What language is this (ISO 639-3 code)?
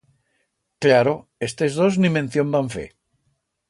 arg